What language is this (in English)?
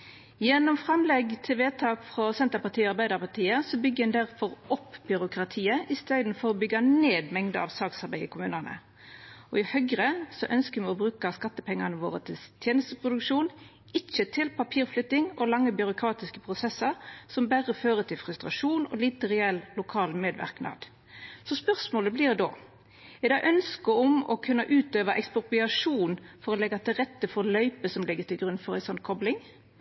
Norwegian Nynorsk